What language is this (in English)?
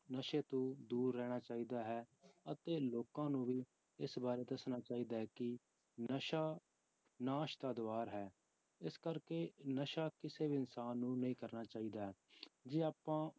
Punjabi